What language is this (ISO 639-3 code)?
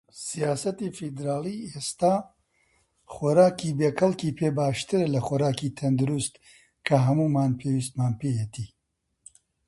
ckb